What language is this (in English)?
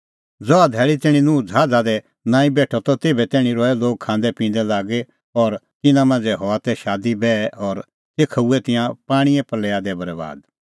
Kullu Pahari